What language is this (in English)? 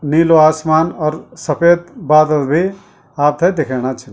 Garhwali